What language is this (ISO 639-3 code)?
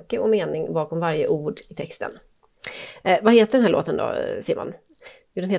swe